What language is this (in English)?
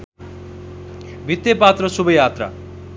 Nepali